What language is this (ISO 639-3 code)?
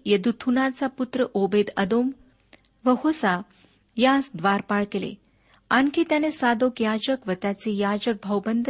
mar